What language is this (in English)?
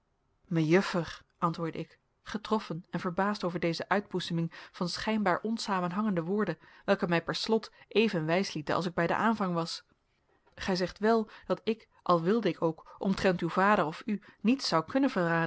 Dutch